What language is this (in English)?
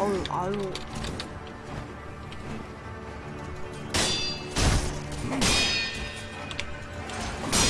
Korean